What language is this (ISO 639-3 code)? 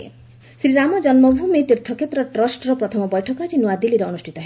ori